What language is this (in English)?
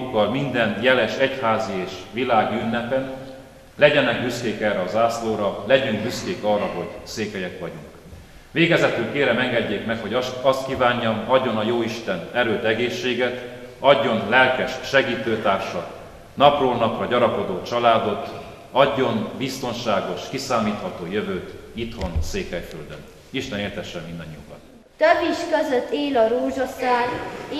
Hungarian